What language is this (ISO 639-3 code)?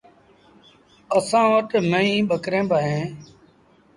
sbn